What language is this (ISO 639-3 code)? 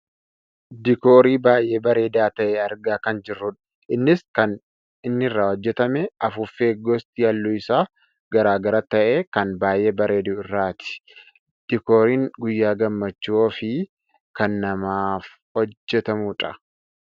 orm